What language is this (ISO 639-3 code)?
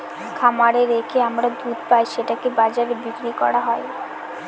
ben